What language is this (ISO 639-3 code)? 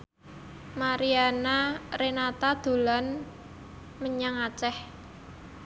jav